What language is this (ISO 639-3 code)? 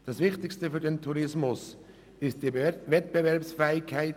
gsw